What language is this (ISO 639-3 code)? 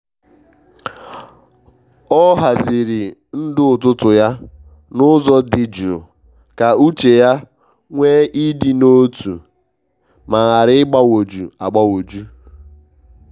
ibo